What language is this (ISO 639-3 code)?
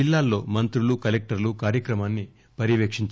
tel